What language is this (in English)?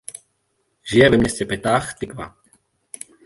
Czech